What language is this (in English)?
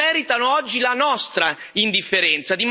Italian